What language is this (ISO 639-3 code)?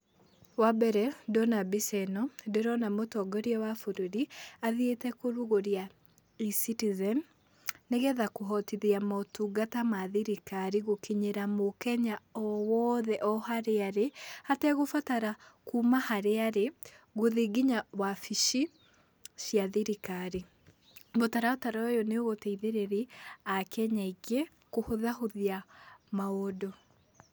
kik